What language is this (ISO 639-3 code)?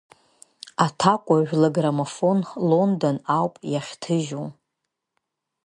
abk